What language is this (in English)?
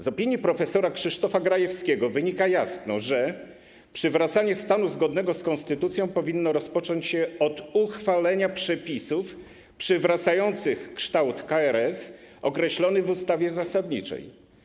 Polish